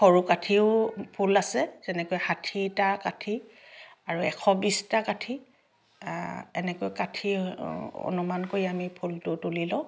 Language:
Assamese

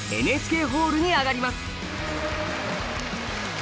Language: Japanese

